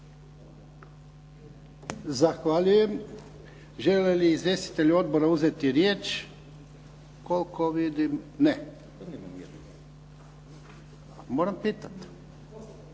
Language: Croatian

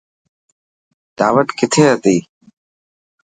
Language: Dhatki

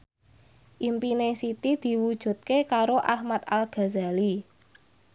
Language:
Javanese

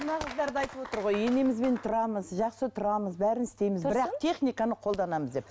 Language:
Kazakh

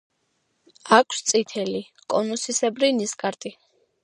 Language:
Georgian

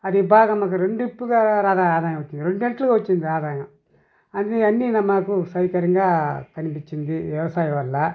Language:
Telugu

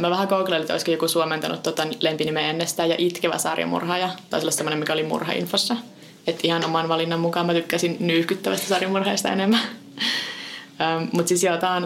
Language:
Finnish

